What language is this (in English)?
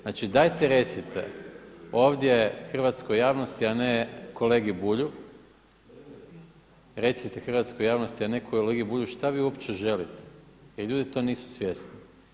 Croatian